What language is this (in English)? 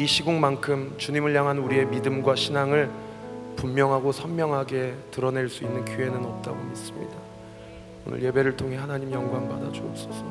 Korean